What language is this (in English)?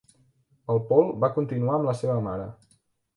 Catalan